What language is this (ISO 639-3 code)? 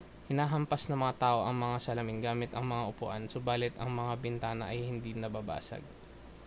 fil